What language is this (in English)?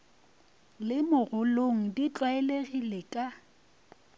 Northern Sotho